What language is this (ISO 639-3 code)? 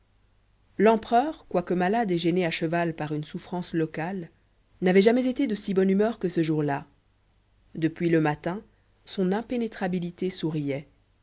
fra